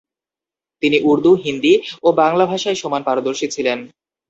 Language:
Bangla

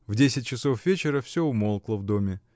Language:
Russian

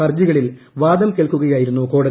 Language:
Malayalam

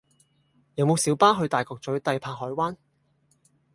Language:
Cantonese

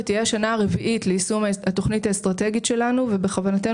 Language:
Hebrew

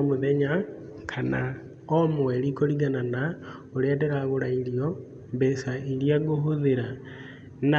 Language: Kikuyu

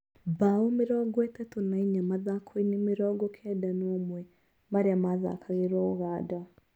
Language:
Kikuyu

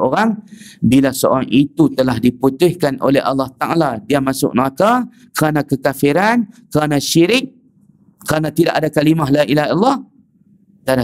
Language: Malay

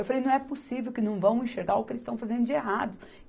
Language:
Portuguese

